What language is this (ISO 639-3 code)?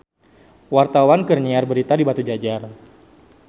sun